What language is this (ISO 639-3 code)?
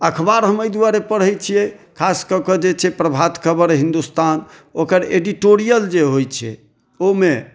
mai